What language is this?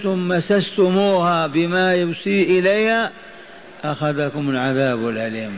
Arabic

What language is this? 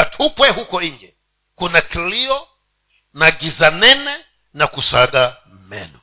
Swahili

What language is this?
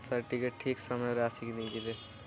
Odia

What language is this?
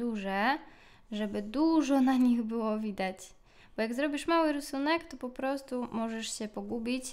Polish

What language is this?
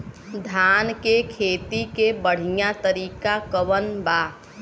Bhojpuri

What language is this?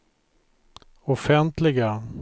Swedish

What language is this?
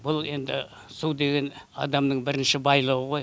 Kazakh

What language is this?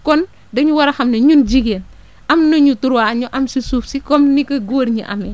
Wolof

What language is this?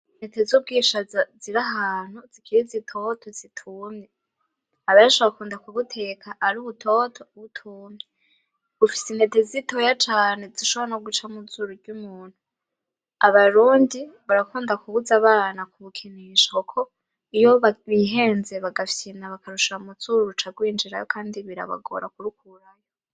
Rundi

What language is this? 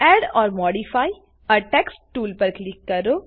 Gujarati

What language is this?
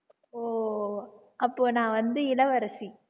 Tamil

